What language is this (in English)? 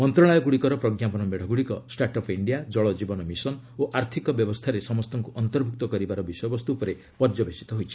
Odia